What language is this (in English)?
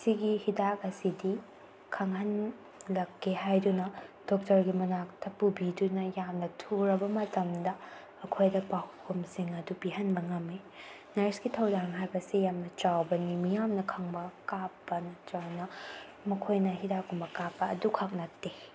Manipuri